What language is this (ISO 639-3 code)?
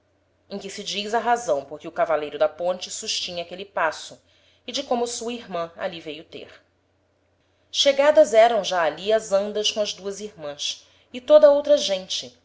por